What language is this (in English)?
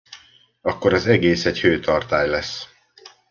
Hungarian